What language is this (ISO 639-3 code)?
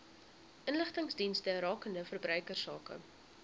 afr